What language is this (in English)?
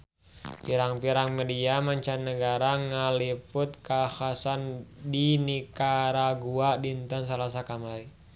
Sundanese